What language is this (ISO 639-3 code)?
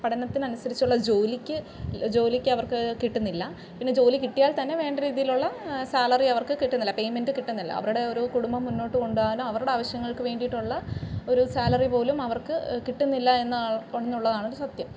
mal